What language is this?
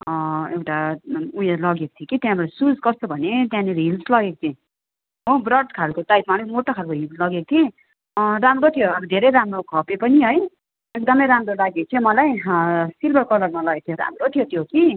Nepali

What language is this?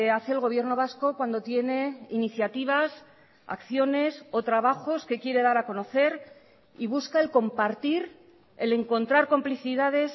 Spanish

